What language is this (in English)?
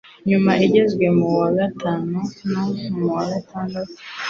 Kinyarwanda